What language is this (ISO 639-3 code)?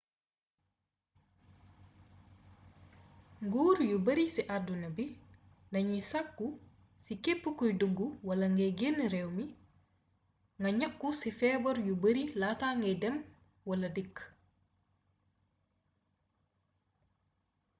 wol